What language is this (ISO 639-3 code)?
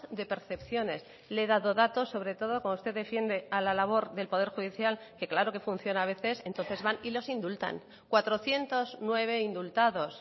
spa